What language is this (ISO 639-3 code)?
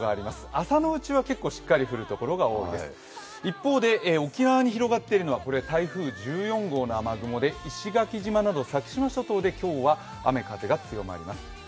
jpn